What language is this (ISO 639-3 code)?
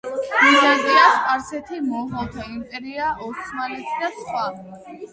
kat